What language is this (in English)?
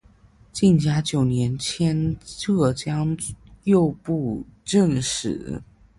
Chinese